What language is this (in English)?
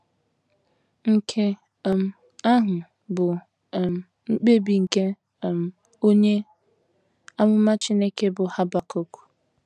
Igbo